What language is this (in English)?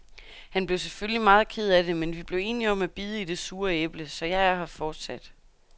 Danish